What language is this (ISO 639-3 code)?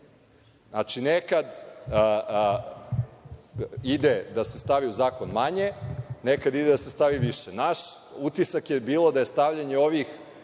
srp